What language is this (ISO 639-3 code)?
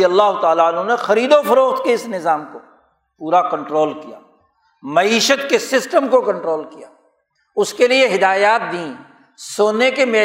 urd